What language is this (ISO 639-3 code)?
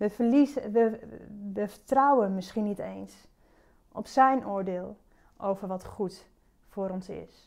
nld